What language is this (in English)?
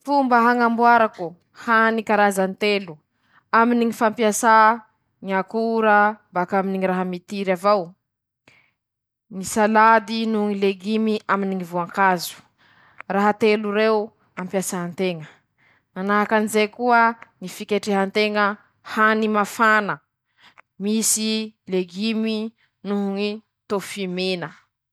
Masikoro Malagasy